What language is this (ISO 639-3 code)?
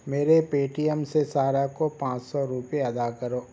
urd